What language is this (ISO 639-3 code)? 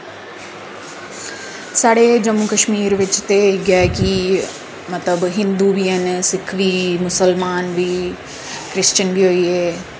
doi